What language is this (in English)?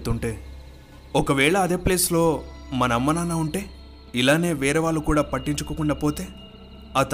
Telugu